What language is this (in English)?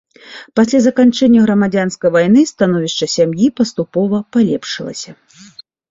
Belarusian